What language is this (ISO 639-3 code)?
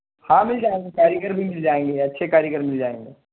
urd